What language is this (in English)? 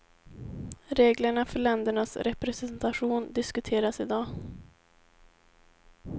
Swedish